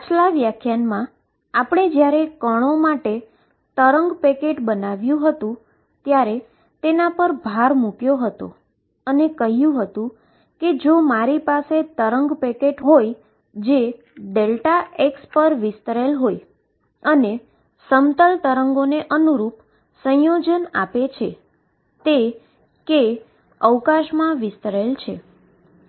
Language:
Gujarati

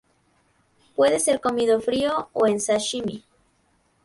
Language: Spanish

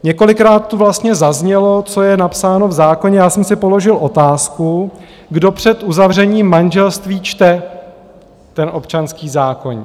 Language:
Czech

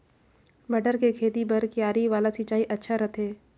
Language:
Chhattisgarhi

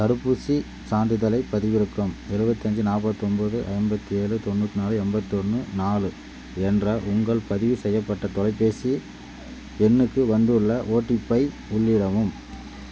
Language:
Tamil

